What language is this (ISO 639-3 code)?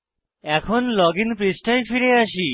ben